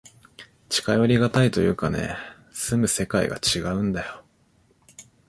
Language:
Japanese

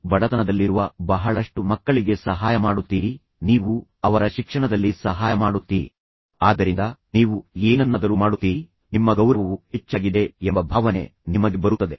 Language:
Kannada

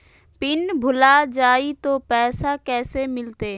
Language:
Magahi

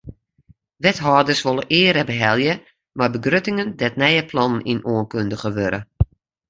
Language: Western Frisian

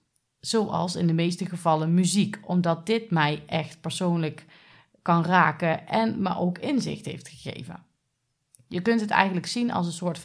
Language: Dutch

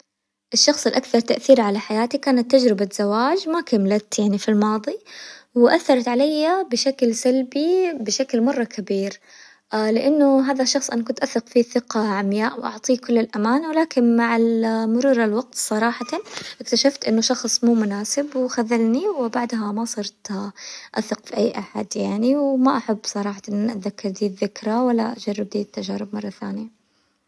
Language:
Hijazi Arabic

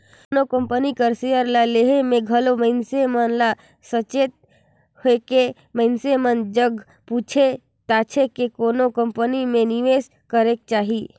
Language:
Chhattisgarhi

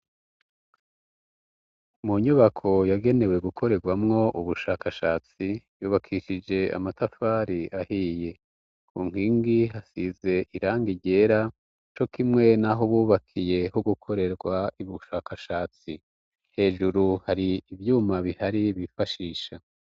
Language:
Rundi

